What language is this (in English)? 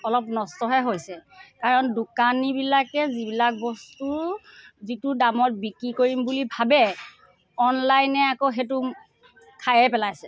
Assamese